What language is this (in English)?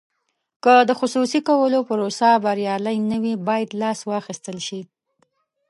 Pashto